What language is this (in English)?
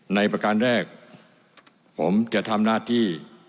Thai